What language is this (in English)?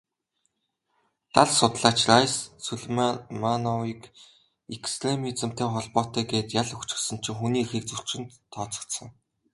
Mongolian